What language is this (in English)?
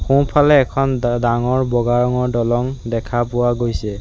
Assamese